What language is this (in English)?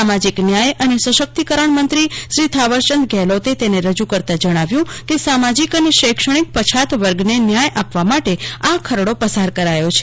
Gujarati